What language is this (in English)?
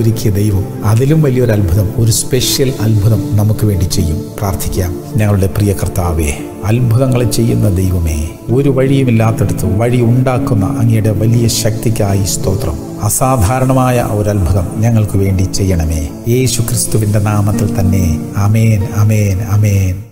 Thai